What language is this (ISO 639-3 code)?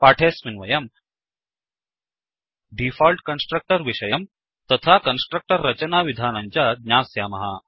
san